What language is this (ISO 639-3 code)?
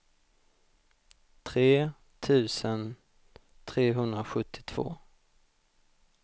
swe